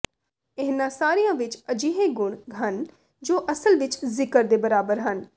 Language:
Punjabi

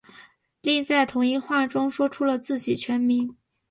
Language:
Chinese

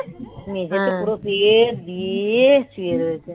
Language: Bangla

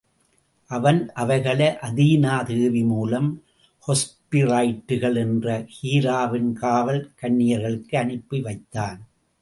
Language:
Tamil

